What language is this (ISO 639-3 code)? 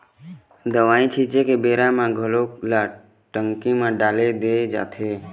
hne